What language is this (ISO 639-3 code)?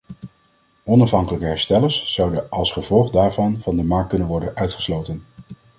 nld